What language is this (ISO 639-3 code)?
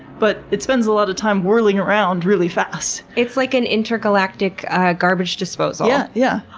eng